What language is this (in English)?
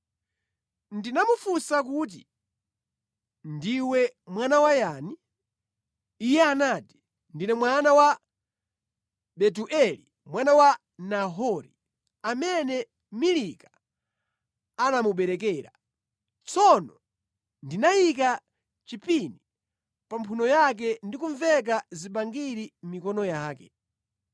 Nyanja